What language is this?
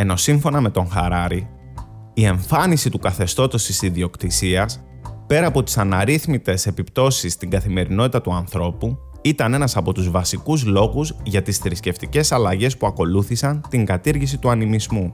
Greek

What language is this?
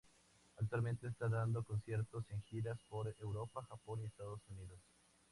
Spanish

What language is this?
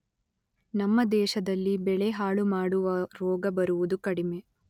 Kannada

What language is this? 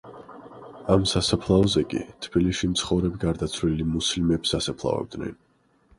Georgian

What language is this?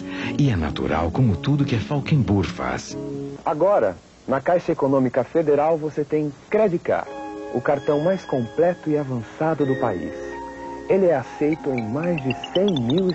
Portuguese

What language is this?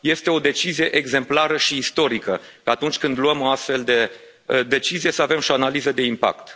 Romanian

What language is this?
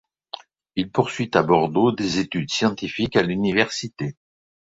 French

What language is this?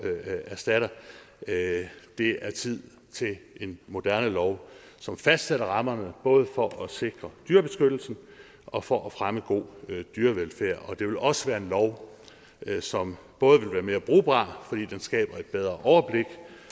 Danish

